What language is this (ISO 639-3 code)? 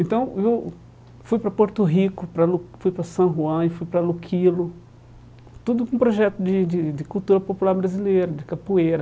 por